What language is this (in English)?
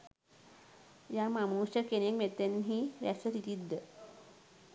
Sinhala